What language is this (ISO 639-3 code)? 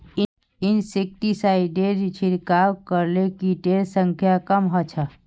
mag